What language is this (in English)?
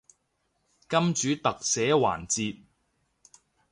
Cantonese